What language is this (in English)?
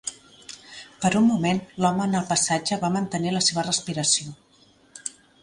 Catalan